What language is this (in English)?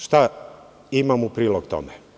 Serbian